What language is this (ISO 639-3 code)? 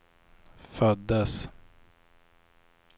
swe